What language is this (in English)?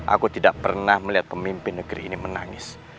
Indonesian